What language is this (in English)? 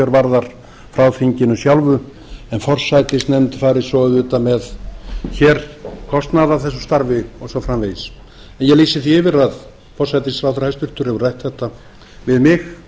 Icelandic